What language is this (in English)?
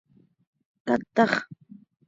Seri